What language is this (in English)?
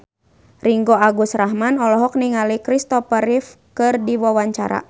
Sundanese